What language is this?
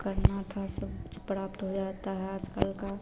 Hindi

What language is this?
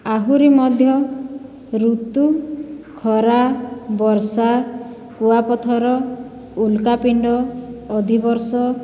Odia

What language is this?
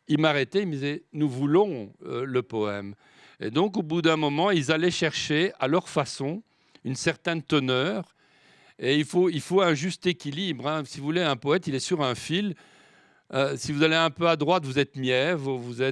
French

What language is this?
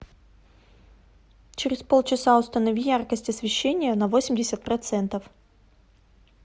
Russian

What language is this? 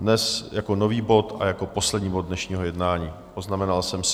Czech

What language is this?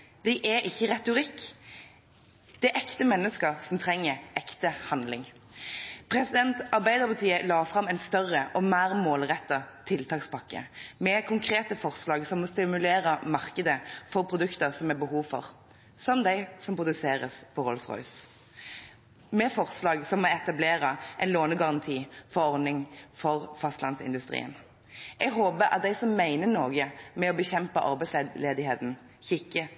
Norwegian Bokmål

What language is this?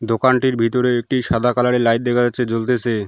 Bangla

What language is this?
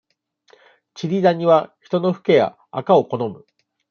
Japanese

